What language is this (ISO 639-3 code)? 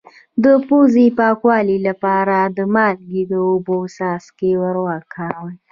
pus